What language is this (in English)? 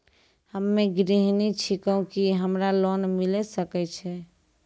Maithili